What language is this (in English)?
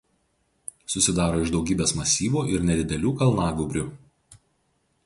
Lithuanian